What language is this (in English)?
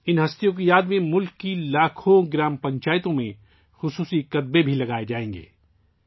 Urdu